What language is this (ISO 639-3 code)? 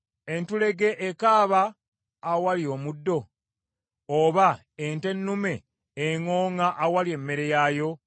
lug